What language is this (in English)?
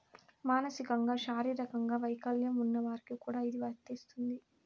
Telugu